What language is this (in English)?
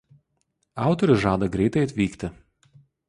Lithuanian